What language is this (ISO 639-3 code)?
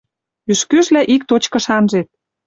mrj